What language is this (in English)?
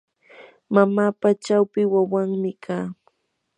Yanahuanca Pasco Quechua